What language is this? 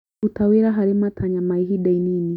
Kikuyu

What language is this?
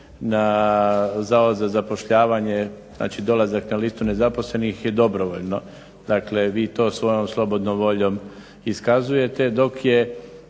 Croatian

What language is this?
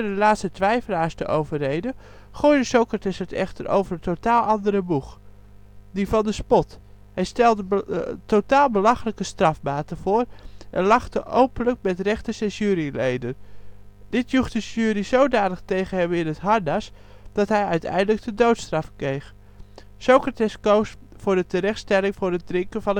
Dutch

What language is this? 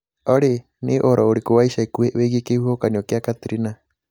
Kikuyu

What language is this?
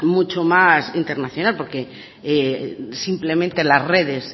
Spanish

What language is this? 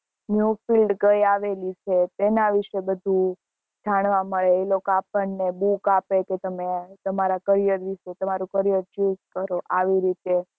Gujarati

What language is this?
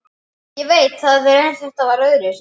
Icelandic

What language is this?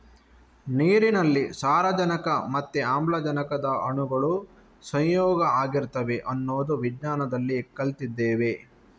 Kannada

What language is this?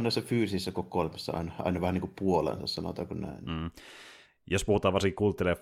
Finnish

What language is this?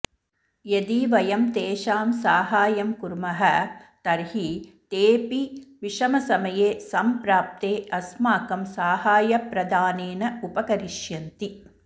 Sanskrit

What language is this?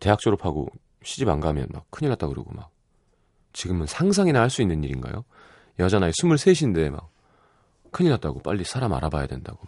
Korean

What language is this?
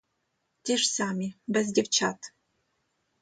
Ukrainian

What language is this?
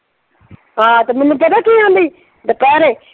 Punjabi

